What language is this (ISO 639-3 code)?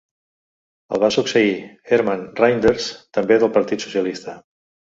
cat